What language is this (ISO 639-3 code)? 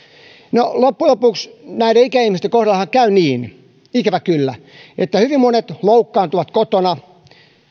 fin